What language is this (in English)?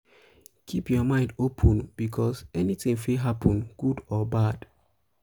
Nigerian Pidgin